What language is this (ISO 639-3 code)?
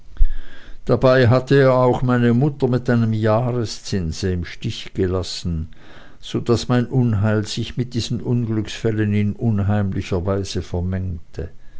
deu